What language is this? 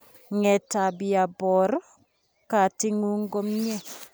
Kalenjin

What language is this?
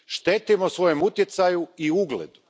Croatian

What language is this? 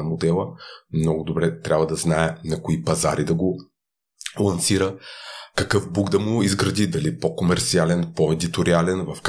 Bulgarian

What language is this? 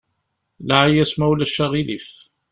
Kabyle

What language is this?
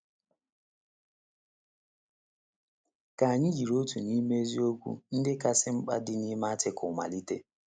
Igbo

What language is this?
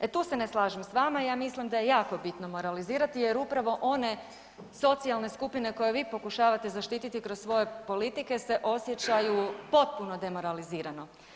Croatian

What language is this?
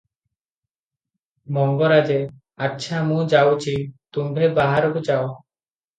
Odia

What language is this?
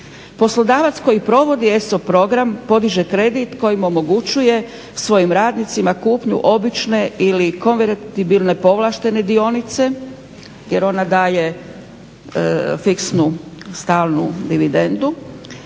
Croatian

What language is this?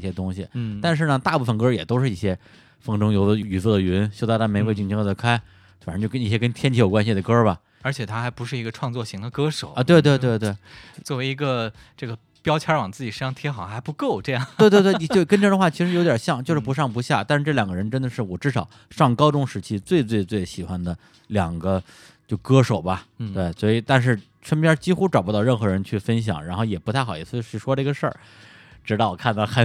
Chinese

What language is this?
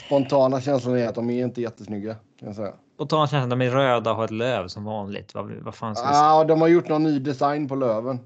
Swedish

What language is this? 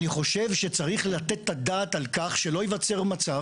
Hebrew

